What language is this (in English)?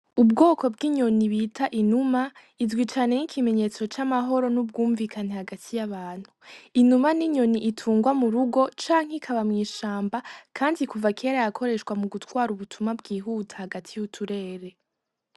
Rundi